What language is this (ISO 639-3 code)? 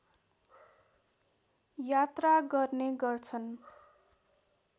nep